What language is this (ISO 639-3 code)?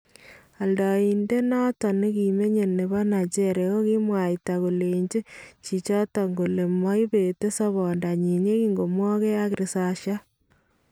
kln